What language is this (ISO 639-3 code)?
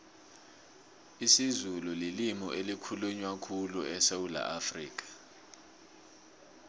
nbl